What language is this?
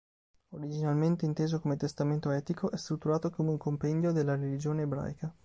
Italian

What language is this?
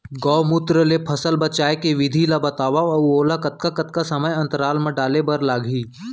Chhattisgarhi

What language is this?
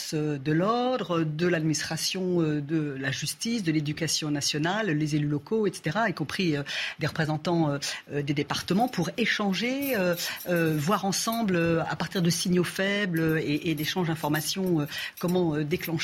French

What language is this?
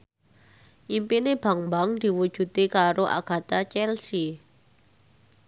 Javanese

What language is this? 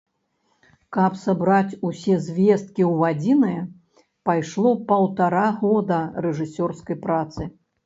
Belarusian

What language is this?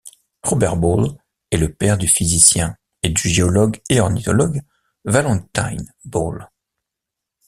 French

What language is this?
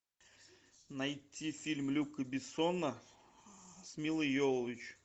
Russian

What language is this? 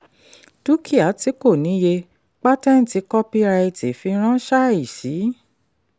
Yoruba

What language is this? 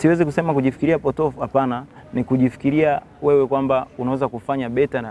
Swahili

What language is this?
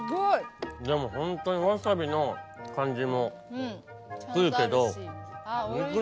Japanese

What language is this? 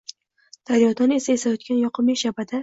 Uzbek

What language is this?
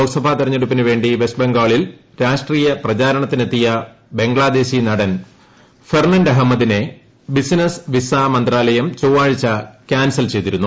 Malayalam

